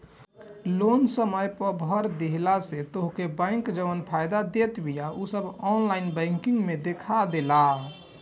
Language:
Bhojpuri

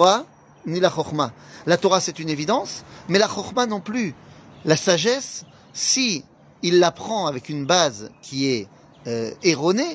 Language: French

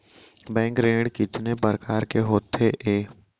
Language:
Chhattisgarhi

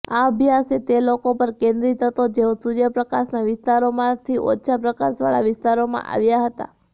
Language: Gujarati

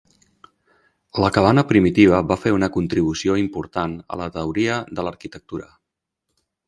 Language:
Catalan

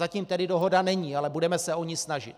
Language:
Czech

